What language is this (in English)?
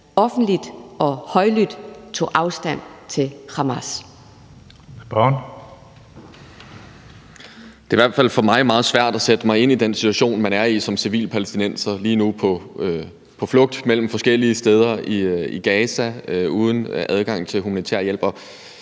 Danish